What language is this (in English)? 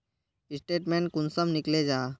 Magahi